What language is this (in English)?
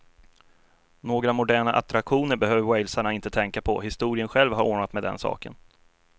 Swedish